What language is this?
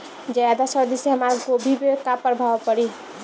Bhojpuri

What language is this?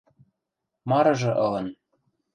Western Mari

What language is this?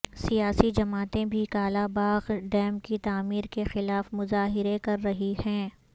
Urdu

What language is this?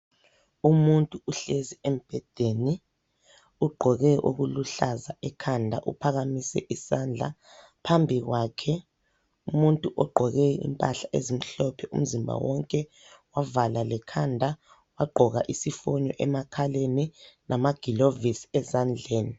North Ndebele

